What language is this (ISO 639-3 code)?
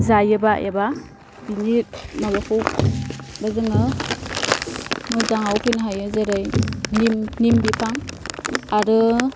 brx